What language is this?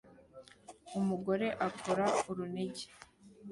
Kinyarwanda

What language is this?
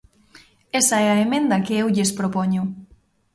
Galician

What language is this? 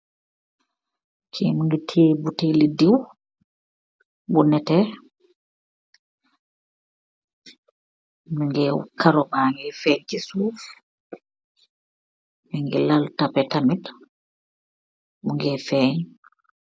Wolof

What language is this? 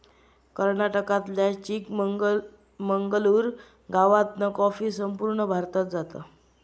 Marathi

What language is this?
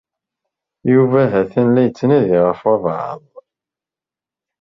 Kabyle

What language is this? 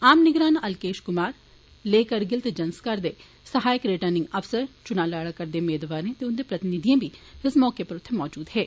Dogri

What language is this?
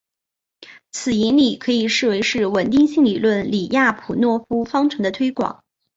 Chinese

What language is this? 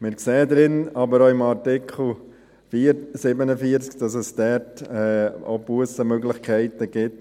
Swiss German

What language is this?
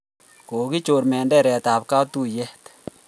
Kalenjin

